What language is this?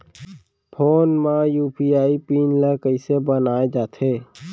Chhattisgarhi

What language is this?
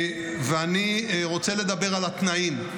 Hebrew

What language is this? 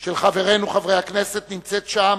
Hebrew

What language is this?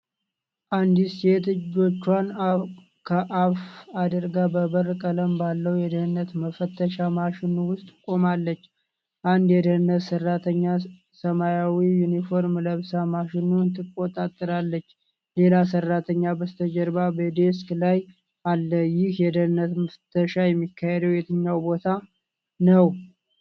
Amharic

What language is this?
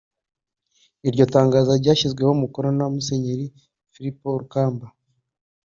Kinyarwanda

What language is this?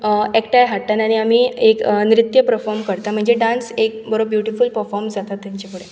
Konkani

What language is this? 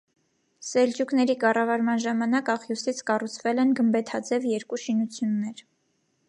Armenian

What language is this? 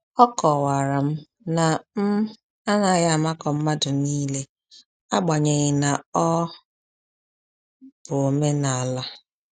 Igbo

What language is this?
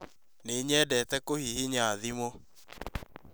Kikuyu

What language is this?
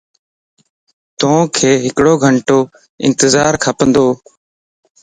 Lasi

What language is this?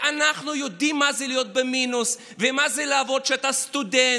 Hebrew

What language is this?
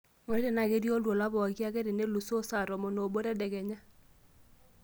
Masai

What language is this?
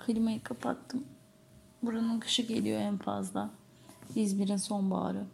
Turkish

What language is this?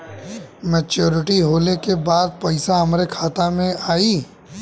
Bhojpuri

